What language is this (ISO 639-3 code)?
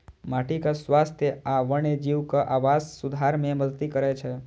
mai